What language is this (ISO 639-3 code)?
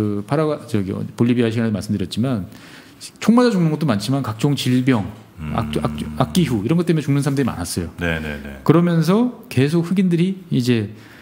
kor